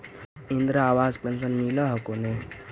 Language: Magahi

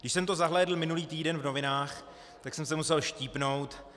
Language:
Czech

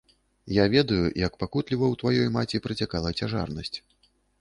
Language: Belarusian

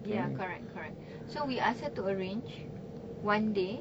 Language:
English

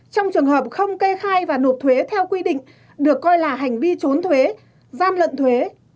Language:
Vietnamese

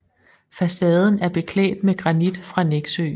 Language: Danish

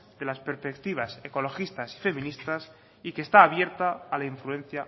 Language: Spanish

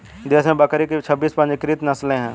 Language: Hindi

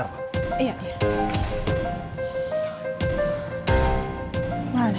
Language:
Indonesian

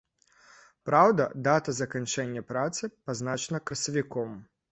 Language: Belarusian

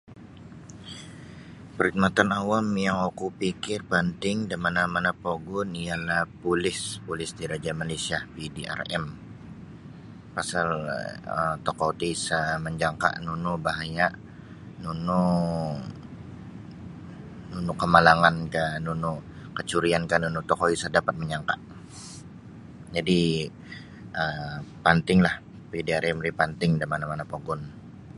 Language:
Sabah Bisaya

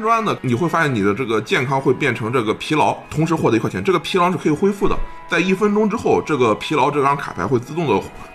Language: Chinese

